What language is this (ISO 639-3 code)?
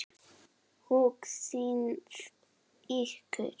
isl